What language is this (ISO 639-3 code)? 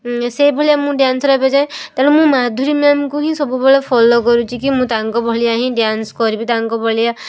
ori